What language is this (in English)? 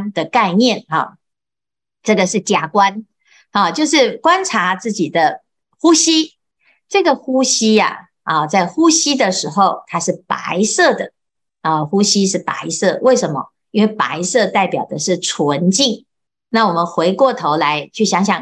Chinese